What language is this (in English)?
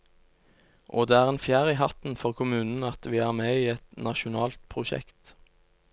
Norwegian